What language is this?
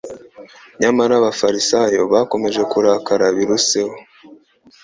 Kinyarwanda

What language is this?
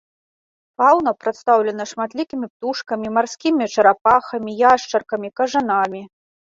Belarusian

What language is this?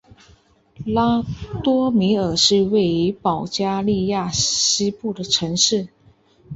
Chinese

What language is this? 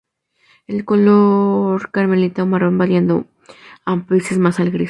Spanish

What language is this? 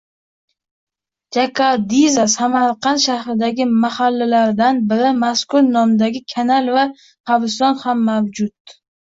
Uzbek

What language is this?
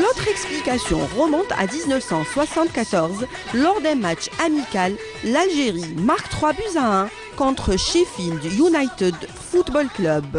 French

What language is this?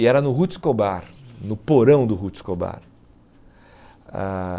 Portuguese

